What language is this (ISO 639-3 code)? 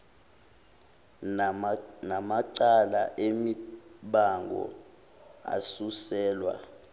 zul